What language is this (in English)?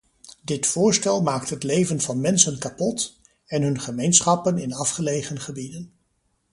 Dutch